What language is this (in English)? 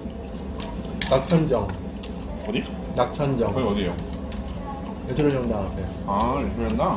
Korean